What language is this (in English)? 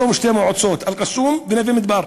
Hebrew